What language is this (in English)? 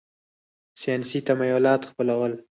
Pashto